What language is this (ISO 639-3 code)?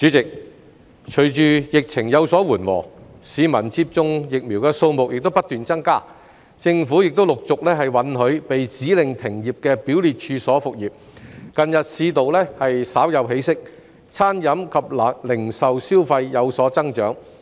yue